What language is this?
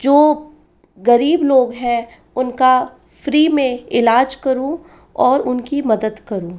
Hindi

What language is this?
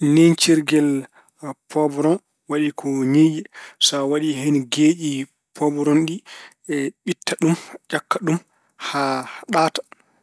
Fula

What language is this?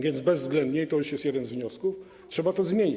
Polish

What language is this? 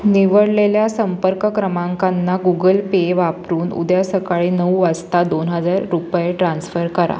Marathi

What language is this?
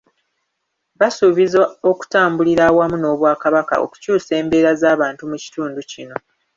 Ganda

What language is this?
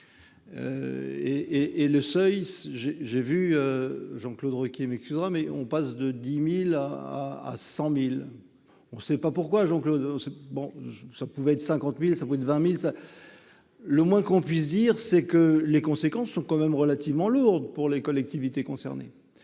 French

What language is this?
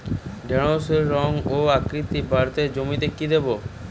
Bangla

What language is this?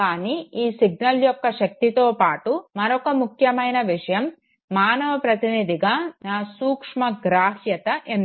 Telugu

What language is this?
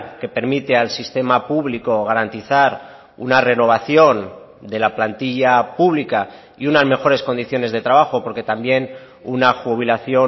Spanish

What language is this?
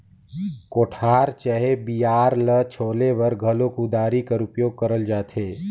Chhattisgarhi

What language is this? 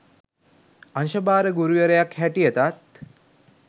Sinhala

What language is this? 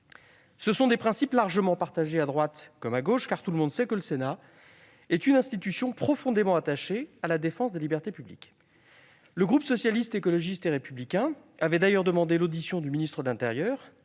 French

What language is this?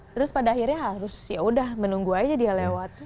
Indonesian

